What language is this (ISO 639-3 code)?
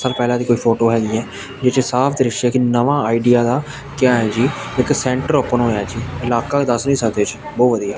pan